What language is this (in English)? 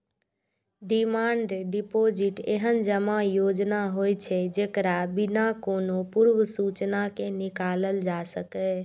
Maithili